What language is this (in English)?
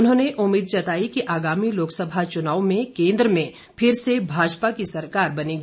Hindi